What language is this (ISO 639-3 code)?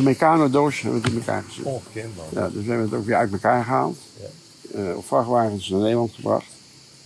nld